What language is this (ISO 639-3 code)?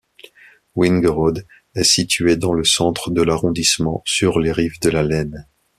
fra